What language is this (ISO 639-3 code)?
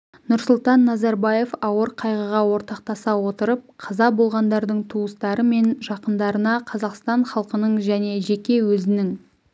kaz